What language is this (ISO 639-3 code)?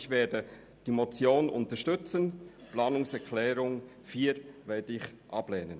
gsw